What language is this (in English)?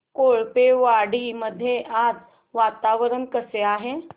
Marathi